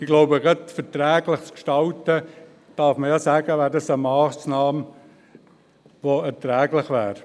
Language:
Swiss German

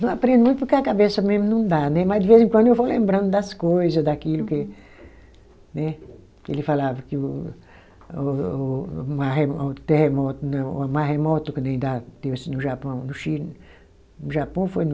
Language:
Portuguese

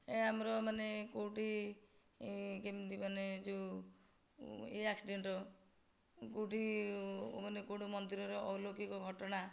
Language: Odia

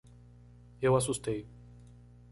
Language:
Portuguese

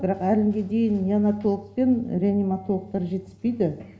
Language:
Kazakh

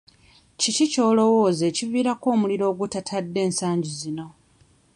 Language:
Ganda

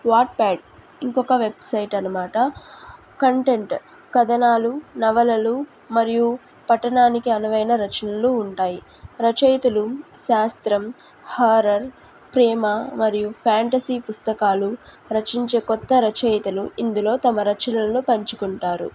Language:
Telugu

